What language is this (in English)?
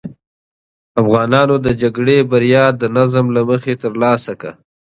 Pashto